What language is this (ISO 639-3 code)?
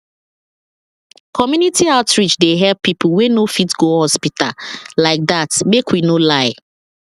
pcm